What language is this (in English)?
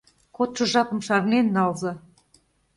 Mari